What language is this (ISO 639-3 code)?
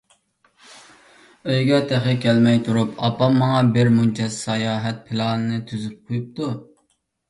uig